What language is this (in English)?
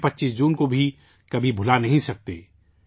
Urdu